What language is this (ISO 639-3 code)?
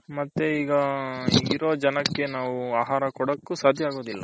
kan